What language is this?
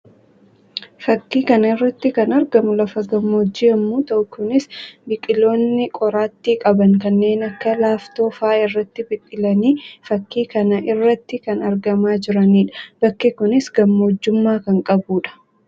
Oromo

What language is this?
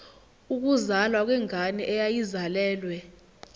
Zulu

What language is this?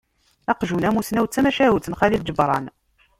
Kabyle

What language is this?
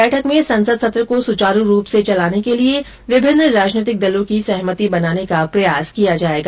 Hindi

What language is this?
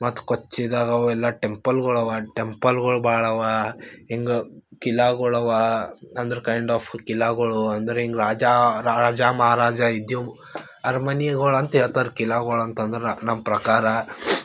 Kannada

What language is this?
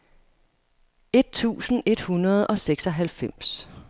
Danish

